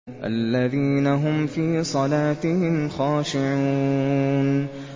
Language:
Arabic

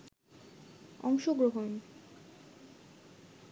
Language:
Bangla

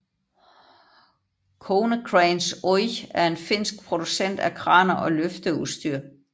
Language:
Danish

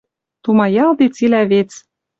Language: Western Mari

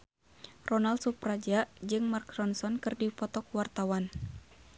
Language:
Sundanese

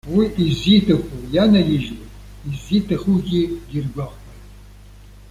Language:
Abkhazian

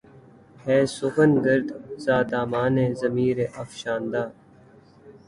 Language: Urdu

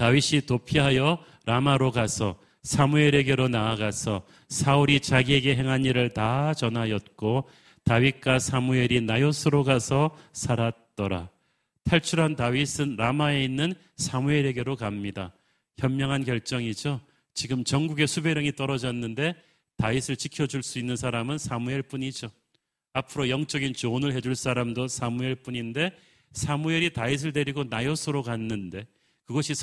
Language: Korean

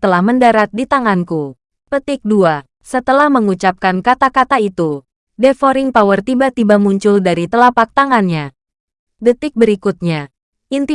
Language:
Indonesian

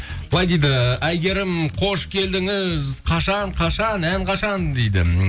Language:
Kazakh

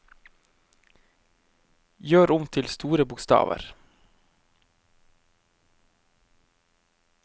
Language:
Norwegian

